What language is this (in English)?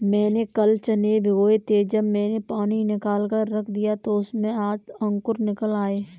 Hindi